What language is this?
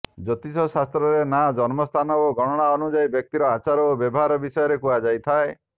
Odia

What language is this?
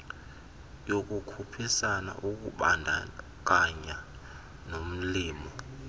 Xhosa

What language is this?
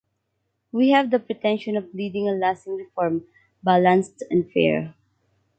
English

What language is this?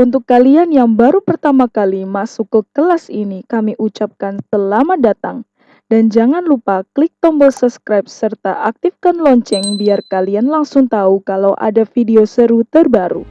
Indonesian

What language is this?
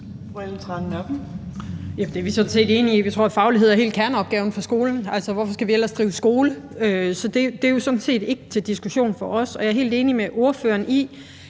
Danish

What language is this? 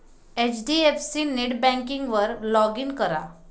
Marathi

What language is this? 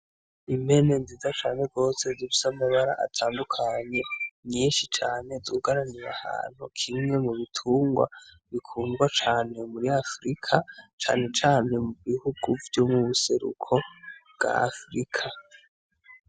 Rundi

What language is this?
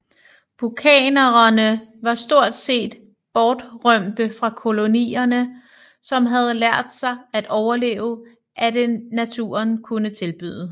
Danish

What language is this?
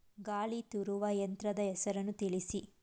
Kannada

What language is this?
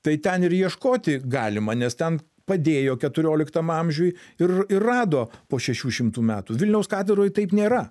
Lithuanian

